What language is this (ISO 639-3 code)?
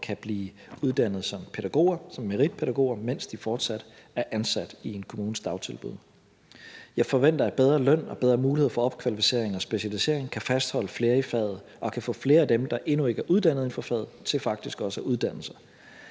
dan